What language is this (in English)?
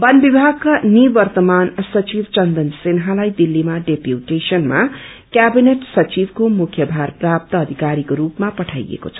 Nepali